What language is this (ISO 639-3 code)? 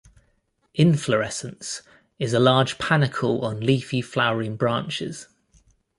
eng